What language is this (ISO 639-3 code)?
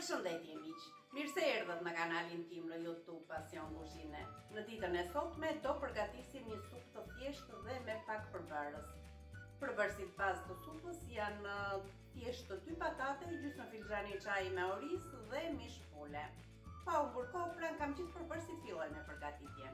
ron